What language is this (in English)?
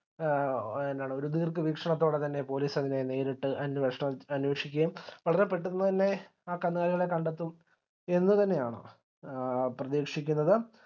Malayalam